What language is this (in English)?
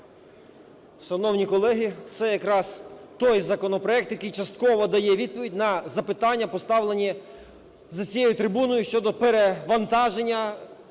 Ukrainian